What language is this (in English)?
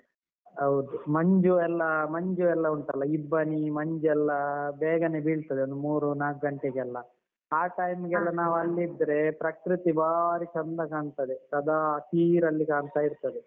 Kannada